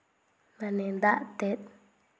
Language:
Santali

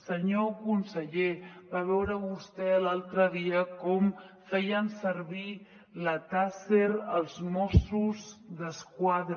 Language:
Catalan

